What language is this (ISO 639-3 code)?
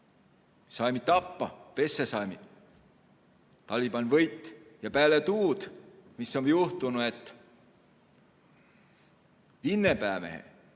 est